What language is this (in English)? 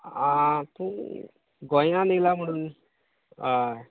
Konkani